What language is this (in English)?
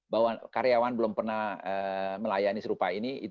Indonesian